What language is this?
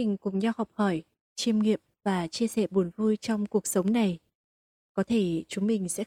Vietnamese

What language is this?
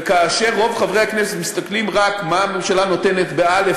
Hebrew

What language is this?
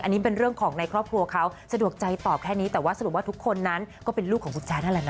Thai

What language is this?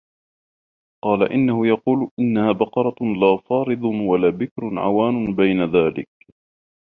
Arabic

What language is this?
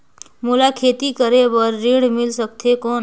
Chhattisgarhi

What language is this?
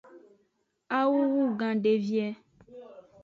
Aja (Benin)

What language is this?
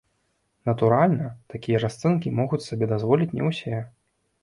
Belarusian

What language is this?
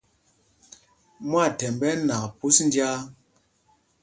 Mpumpong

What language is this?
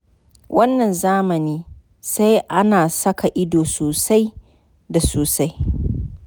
Hausa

